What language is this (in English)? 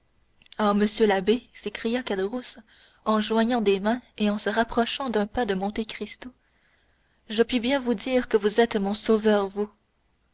French